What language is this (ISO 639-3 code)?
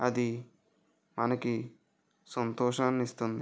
tel